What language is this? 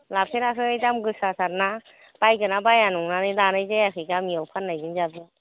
Bodo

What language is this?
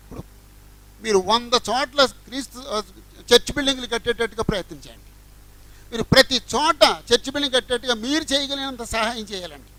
Telugu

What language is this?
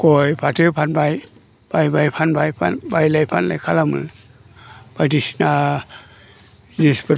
Bodo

